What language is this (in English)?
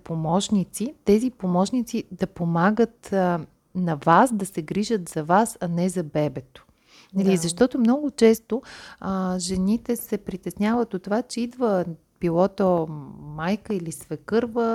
Bulgarian